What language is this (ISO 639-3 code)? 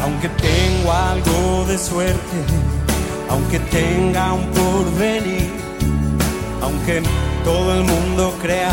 spa